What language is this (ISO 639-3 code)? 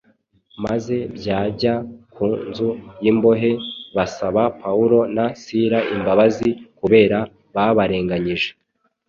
kin